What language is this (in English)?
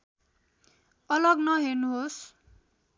Nepali